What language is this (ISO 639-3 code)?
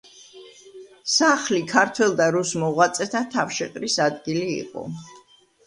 kat